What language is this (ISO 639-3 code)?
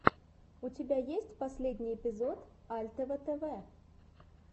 rus